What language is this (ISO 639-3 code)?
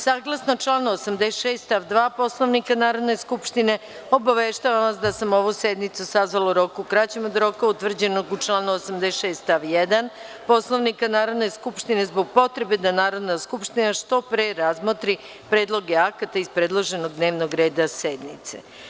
srp